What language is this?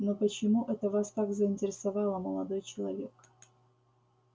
Russian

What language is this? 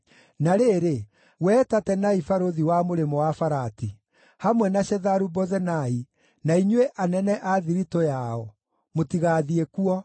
Kikuyu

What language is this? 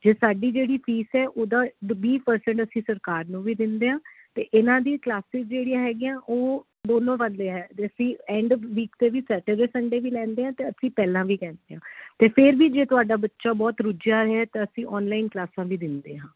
Punjabi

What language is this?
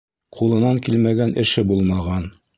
Bashkir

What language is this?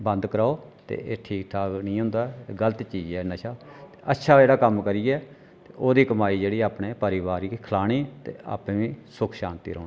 Dogri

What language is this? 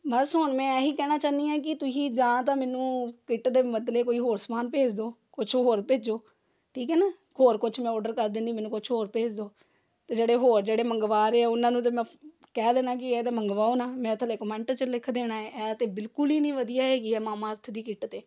Punjabi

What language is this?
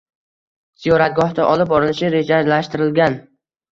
Uzbek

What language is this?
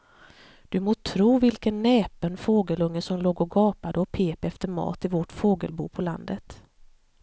Swedish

